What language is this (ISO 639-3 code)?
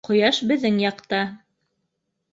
bak